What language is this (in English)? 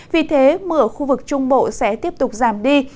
Vietnamese